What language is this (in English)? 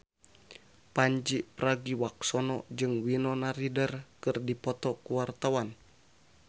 Sundanese